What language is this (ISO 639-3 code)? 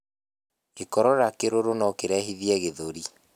kik